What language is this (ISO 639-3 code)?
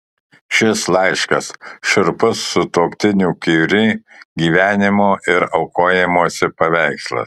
lit